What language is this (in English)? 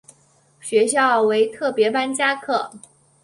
Chinese